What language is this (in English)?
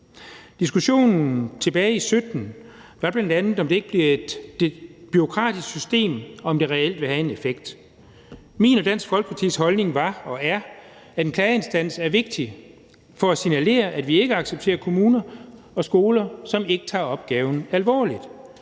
Danish